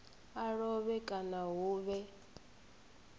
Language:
Venda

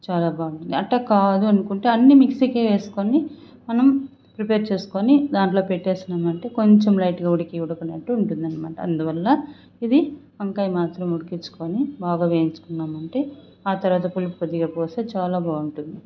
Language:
Telugu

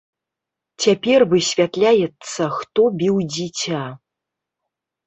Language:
Belarusian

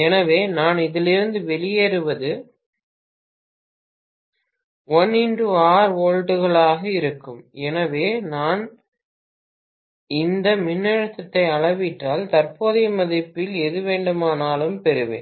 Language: Tamil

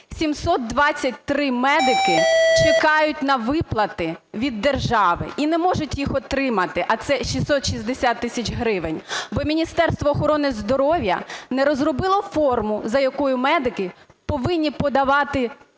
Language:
Ukrainian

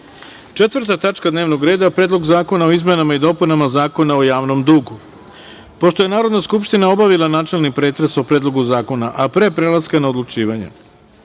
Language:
Serbian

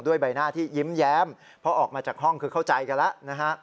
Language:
Thai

